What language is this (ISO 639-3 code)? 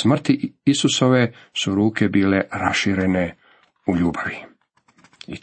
hrv